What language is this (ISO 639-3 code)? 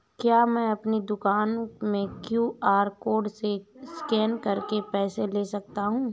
hin